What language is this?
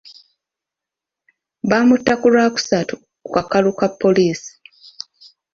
Ganda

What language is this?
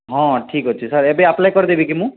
Odia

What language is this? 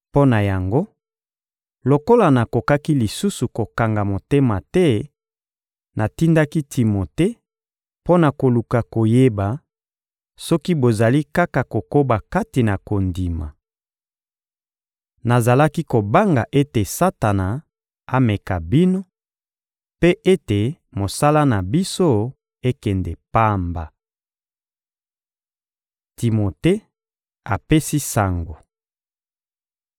Lingala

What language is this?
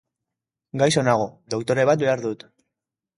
Basque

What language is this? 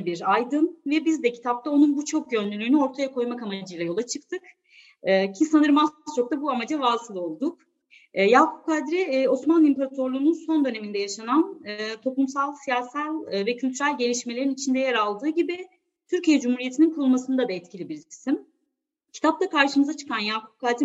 Turkish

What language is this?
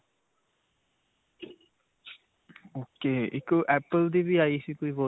Punjabi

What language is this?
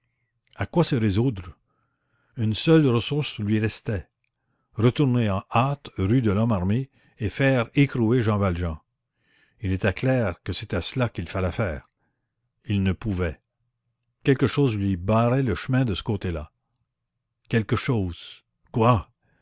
French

